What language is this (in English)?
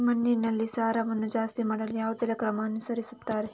Kannada